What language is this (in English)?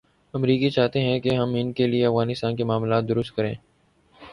Urdu